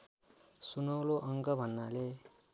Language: Nepali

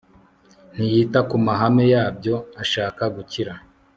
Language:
Kinyarwanda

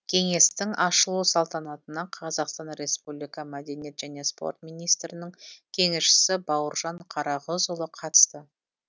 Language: Kazakh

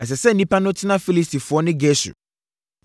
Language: Akan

